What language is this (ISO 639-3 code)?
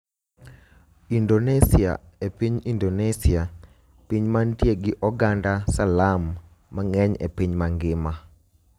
luo